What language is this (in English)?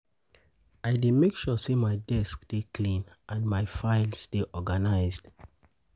Nigerian Pidgin